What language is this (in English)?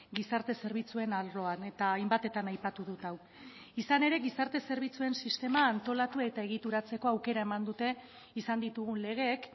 Basque